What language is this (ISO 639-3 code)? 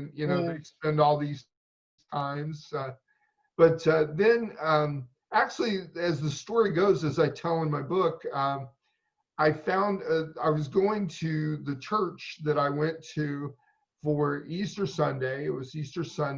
eng